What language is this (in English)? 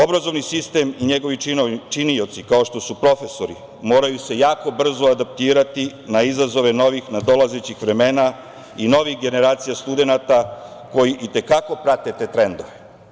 Serbian